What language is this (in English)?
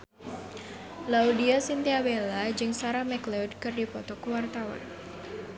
Sundanese